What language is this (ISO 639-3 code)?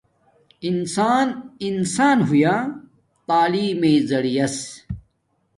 dmk